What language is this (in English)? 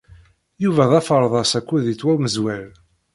Kabyle